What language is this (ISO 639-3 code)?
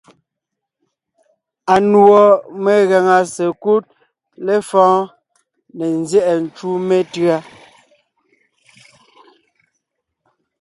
nnh